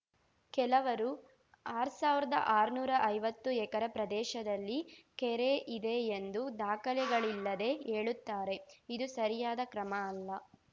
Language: Kannada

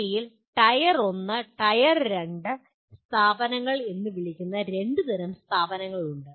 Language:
Malayalam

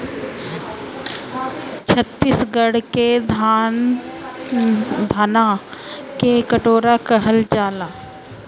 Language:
Bhojpuri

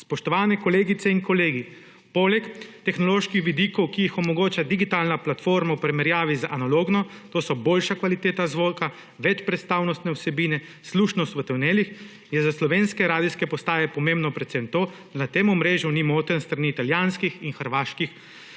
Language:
Slovenian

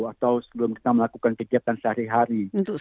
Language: Indonesian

